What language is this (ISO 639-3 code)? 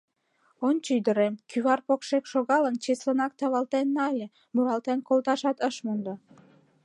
chm